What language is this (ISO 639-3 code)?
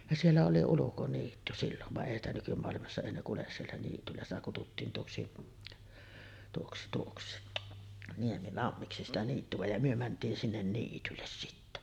fin